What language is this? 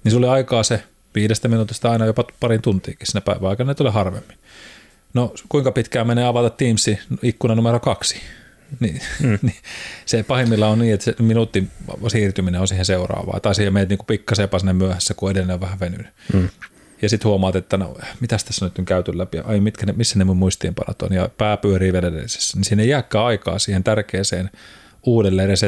Finnish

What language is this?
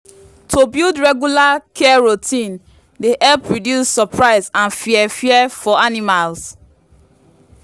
Nigerian Pidgin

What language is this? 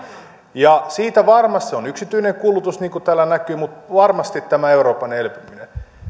Finnish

